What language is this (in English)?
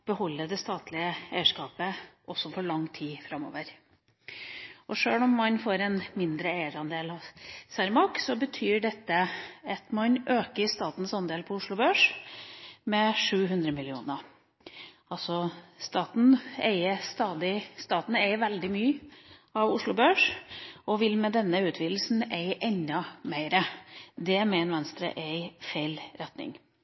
Norwegian Bokmål